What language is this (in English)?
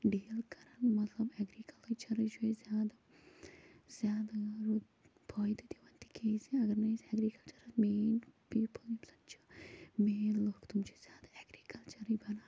Kashmiri